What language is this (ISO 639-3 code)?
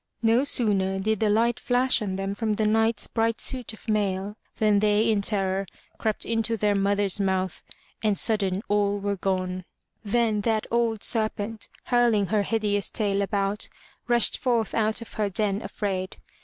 eng